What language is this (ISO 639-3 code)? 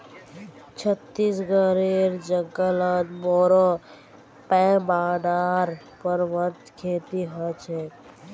mag